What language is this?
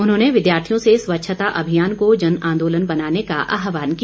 Hindi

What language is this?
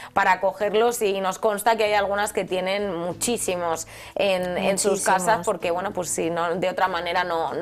Spanish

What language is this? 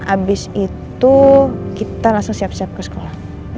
Indonesian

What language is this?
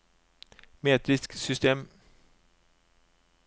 Norwegian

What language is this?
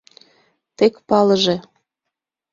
Mari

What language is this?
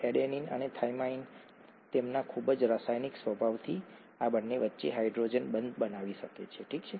Gujarati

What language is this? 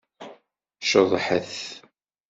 Kabyle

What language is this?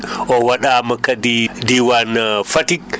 Fula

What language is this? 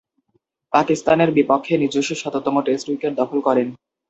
Bangla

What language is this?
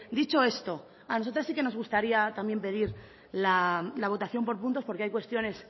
Spanish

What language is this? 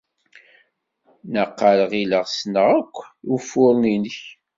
Kabyle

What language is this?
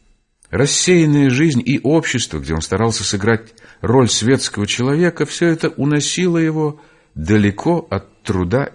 Russian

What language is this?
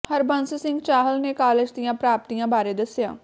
Punjabi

